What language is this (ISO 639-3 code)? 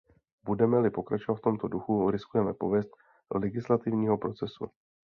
ces